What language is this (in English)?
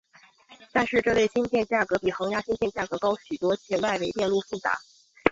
Chinese